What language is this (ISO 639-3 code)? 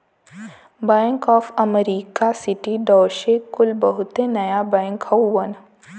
bho